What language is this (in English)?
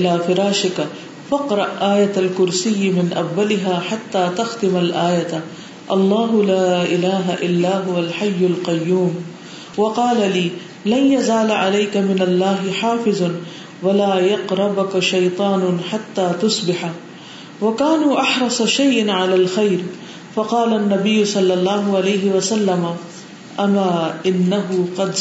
Urdu